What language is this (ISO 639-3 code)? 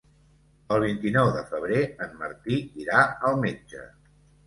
cat